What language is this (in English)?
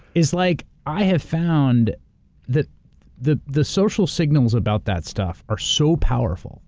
English